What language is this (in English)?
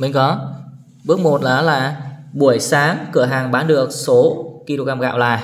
Vietnamese